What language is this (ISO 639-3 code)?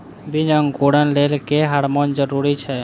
mai